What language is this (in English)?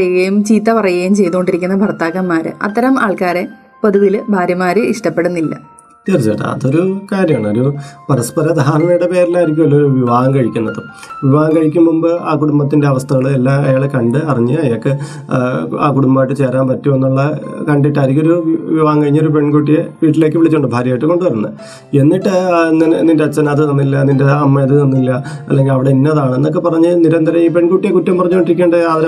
Malayalam